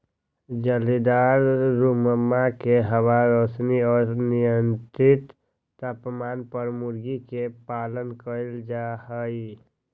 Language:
Magahi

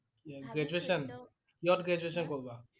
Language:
Assamese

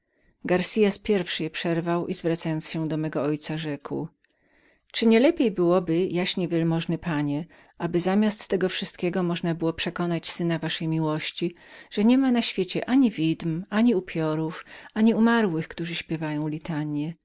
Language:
Polish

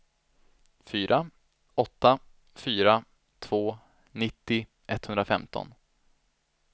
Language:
Swedish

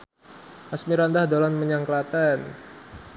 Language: Javanese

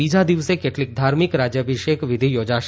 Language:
Gujarati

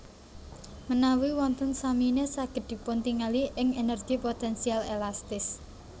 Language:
Javanese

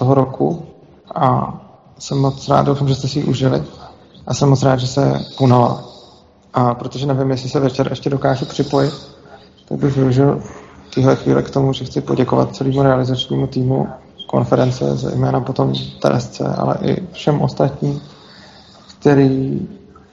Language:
Czech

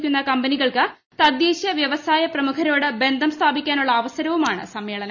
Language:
Malayalam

